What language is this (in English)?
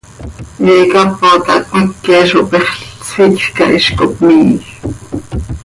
Seri